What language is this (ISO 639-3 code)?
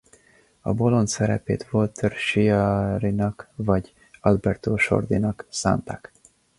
hun